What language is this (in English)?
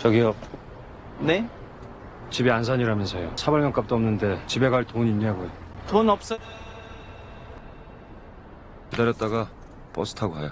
Korean